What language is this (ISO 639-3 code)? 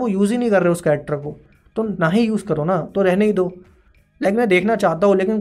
hin